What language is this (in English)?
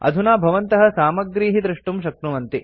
Sanskrit